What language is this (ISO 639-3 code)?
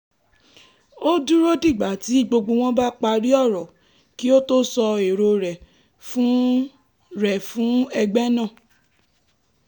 yor